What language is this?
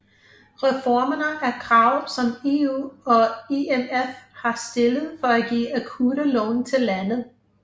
Danish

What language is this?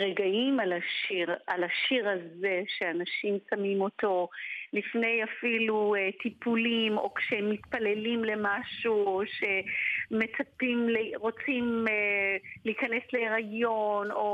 Hebrew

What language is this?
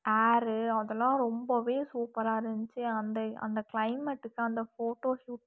Tamil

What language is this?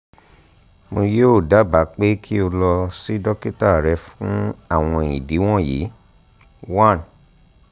Yoruba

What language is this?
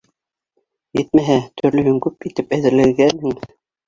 Bashkir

